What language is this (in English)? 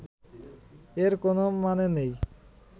Bangla